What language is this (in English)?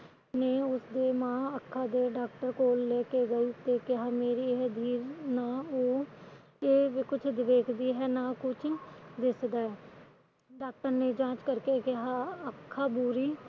Punjabi